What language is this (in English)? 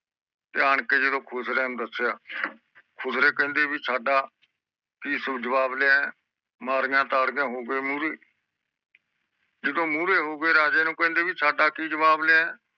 Punjabi